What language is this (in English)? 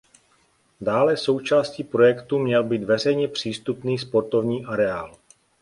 Czech